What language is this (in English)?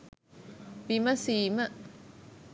Sinhala